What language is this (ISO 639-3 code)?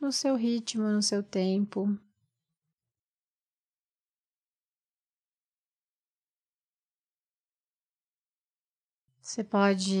por